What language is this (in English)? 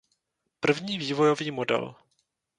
Czech